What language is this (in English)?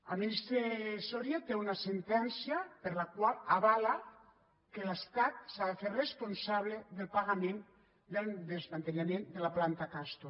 Catalan